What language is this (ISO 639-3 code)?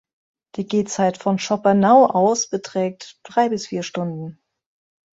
deu